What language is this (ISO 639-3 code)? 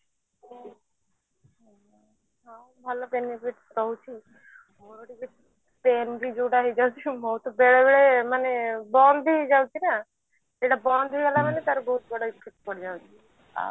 ori